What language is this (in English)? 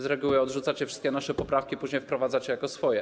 Polish